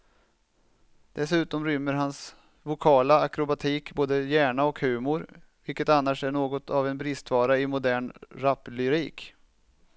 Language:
Swedish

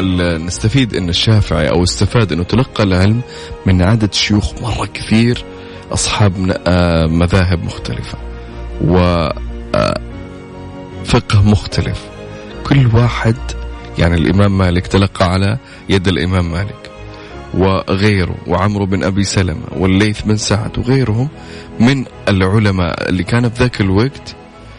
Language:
Arabic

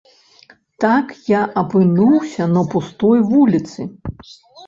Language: Belarusian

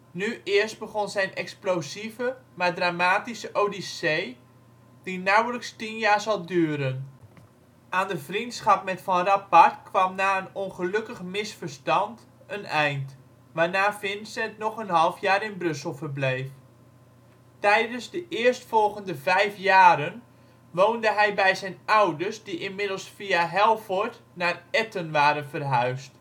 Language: Dutch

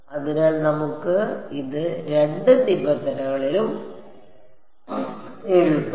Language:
Malayalam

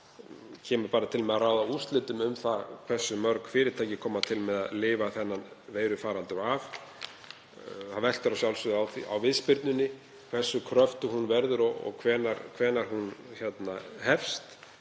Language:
Icelandic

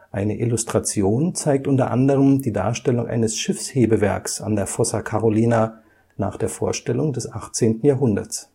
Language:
German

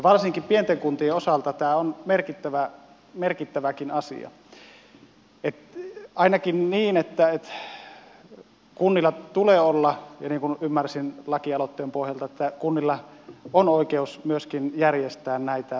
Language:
Finnish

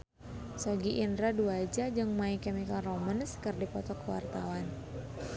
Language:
Sundanese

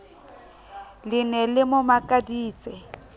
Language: Southern Sotho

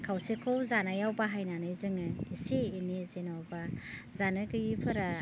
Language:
Bodo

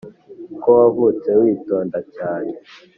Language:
Kinyarwanda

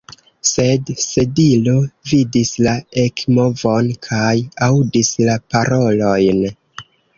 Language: Esperanto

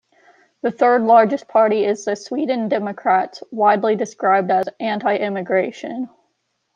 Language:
English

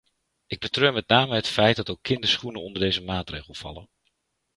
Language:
Dutch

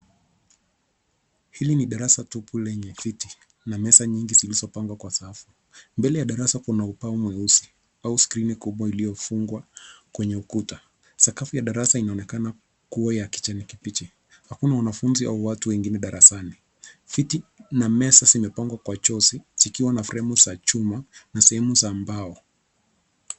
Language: Swahili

